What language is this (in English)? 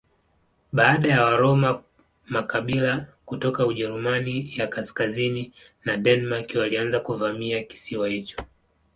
Swahili